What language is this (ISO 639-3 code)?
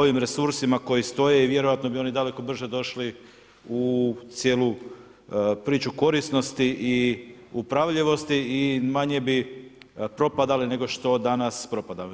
hrv